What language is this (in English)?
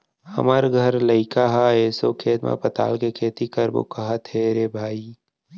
Chhattisgarhi